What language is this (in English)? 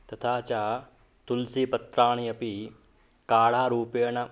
Sanskrit